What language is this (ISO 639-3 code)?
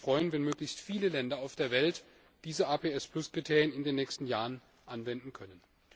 deu